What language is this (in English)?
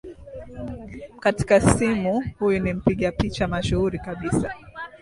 Swahili